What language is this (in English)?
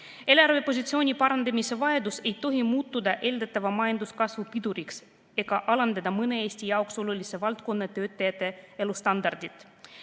Estonian